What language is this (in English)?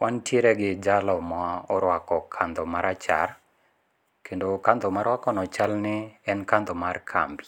Luo (Kenya and Tanzania)